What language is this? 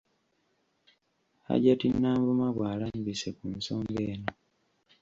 Ganda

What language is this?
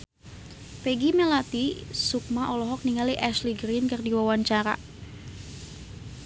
Sundanese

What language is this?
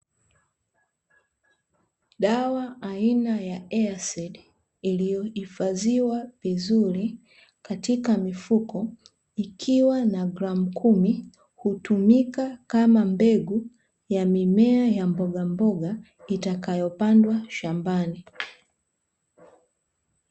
Swahili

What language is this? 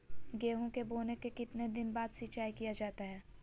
Magahi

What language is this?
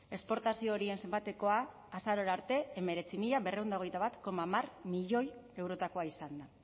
Basque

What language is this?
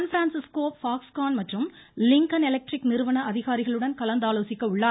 Tamil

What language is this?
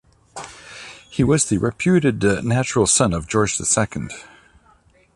English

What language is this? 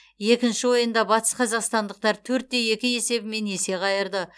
Kazakh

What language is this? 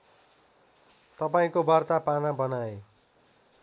Nepali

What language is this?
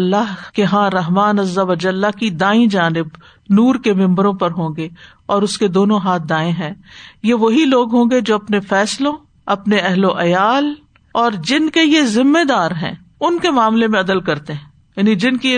Urdu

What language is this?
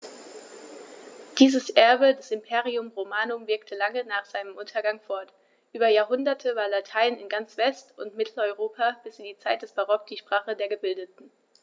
German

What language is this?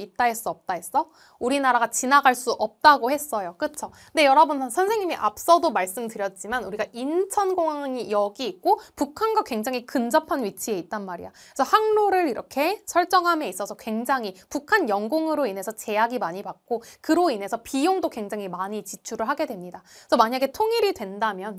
Korean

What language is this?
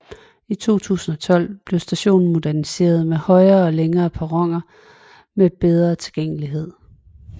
Danish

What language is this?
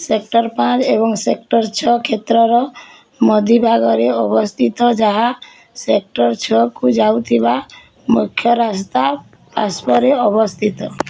Odia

